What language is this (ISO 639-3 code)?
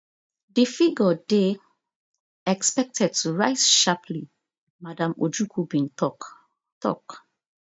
pcm